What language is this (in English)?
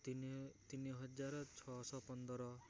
Odia